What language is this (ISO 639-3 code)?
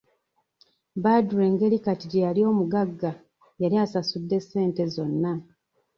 lug